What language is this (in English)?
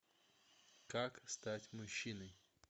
Russian